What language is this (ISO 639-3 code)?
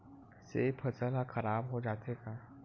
hne